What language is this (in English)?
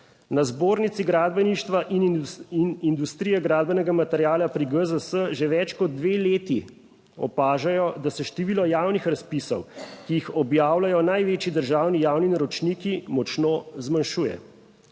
Slovenian